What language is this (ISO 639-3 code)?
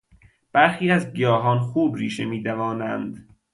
fas